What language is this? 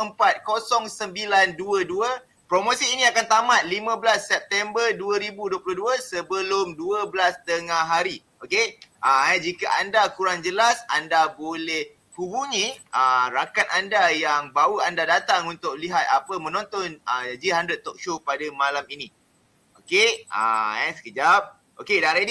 Malay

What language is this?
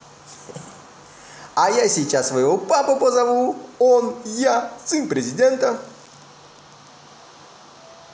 Russian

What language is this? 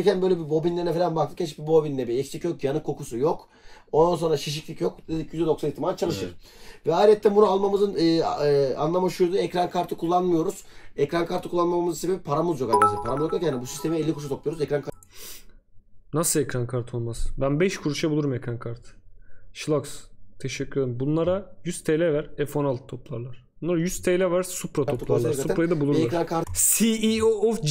Turkish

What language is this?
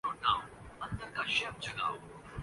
Urdu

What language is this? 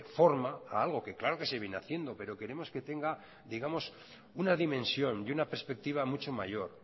Spanish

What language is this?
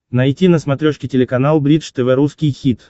Russian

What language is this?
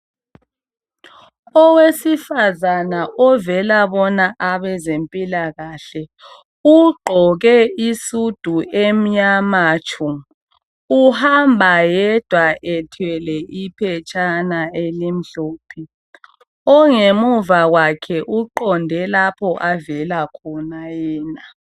North Ndebele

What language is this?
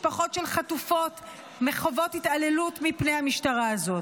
Hebrew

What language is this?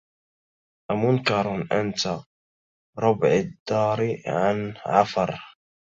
Arabic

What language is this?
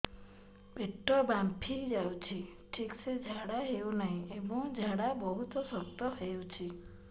Odia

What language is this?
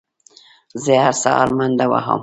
Pashto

